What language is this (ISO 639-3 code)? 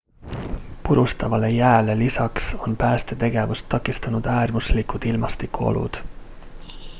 est